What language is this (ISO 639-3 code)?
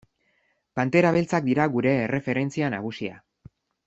eus